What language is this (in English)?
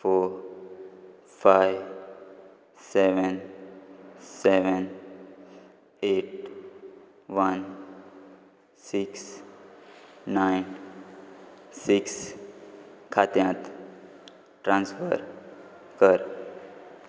Konkani